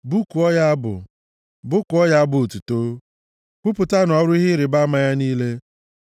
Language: Igbo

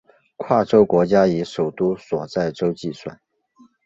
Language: Chinese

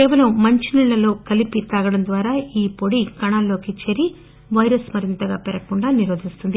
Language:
Telugu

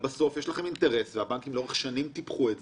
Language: Hebrew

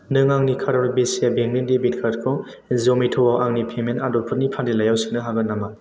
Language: Bodo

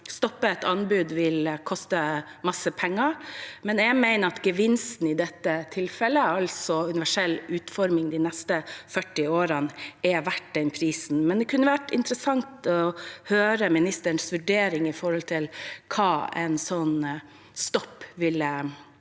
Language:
Norwegian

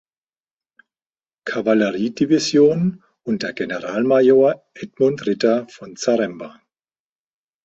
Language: German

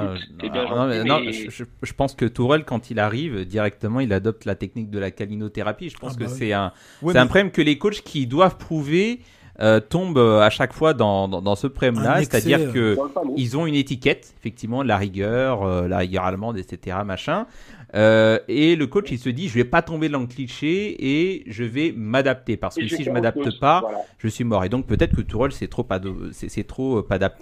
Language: French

